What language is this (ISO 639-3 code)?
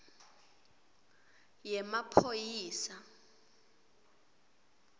ssw